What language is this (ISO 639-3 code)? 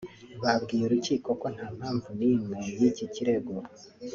kin